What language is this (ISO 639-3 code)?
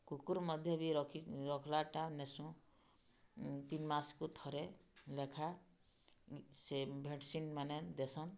ori